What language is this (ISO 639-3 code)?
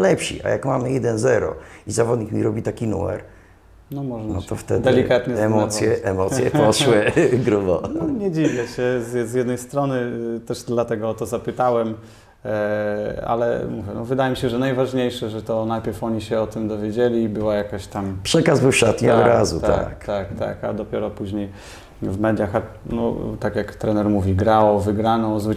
pol